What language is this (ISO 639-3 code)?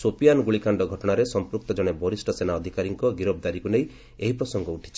ori